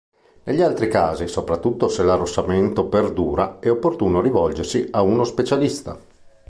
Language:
Italian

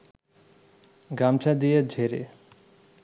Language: Bangla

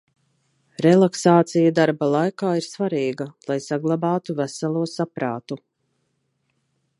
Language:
Latvian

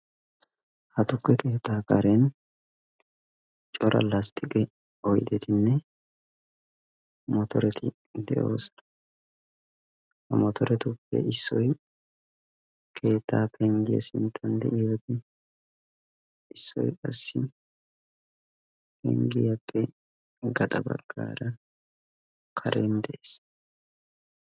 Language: Wolaytta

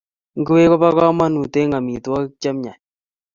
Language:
Kalenjin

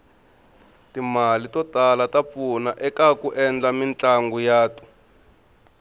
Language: Tsonga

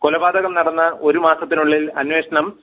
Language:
Malayalam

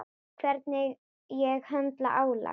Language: Icelandic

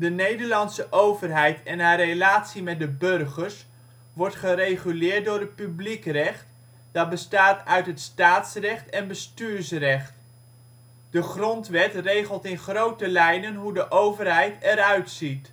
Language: Dutch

